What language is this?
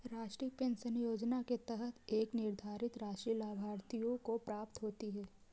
Hindi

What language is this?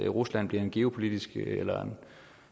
Danish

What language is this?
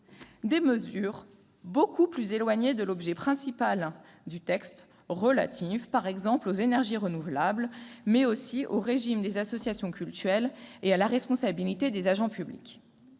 French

